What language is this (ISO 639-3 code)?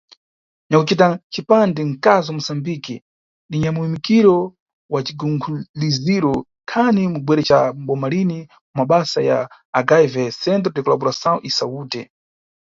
nyu